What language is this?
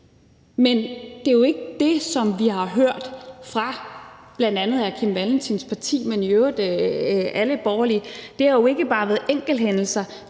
Danish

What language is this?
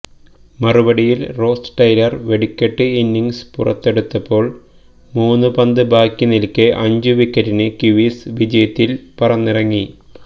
Malayalam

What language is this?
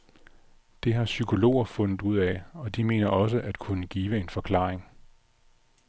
Danish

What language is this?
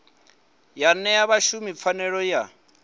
Venda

